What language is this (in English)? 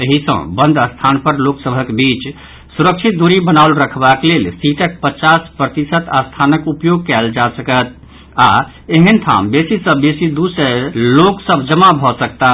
Maithili